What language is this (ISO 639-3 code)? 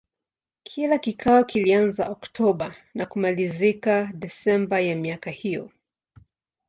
swa